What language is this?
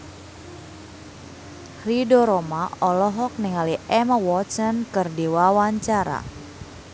Sundanese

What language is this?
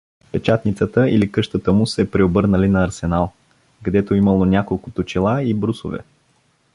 Bulgarian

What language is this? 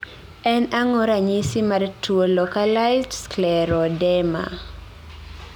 Luo (Kenya and Tanzania)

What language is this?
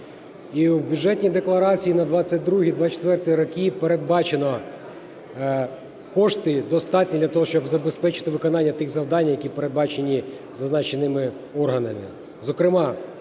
Ukrainian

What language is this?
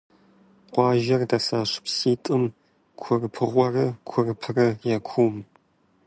Kabardian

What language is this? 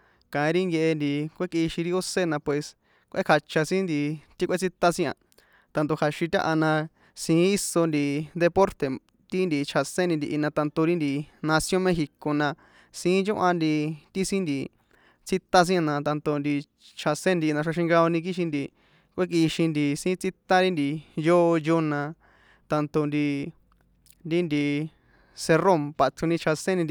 San Juan Atzingo Popoloca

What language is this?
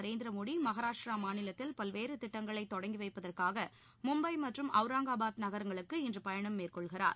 Tamil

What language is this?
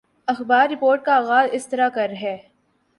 Urdu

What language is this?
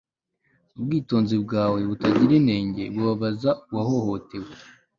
Kinyarwanda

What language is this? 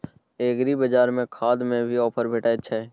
Maithili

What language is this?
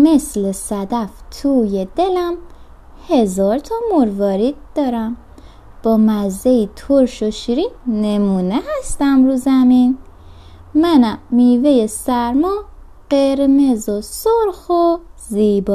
Persian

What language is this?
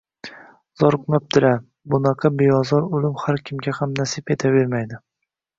Uzbek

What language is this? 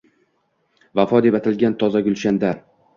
Uzbek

